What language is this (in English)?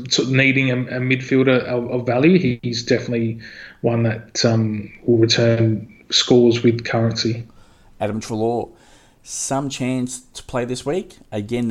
English